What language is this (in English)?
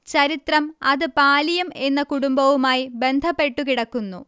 Malayalam